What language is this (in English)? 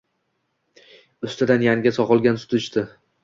Uzbek